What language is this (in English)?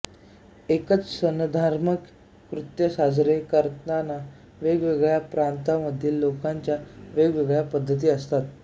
Marathi